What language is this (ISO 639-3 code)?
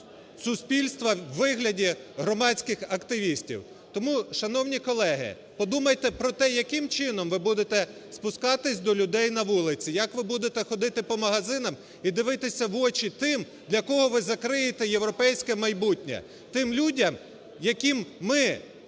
ukr